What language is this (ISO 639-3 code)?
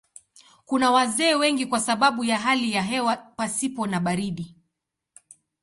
swa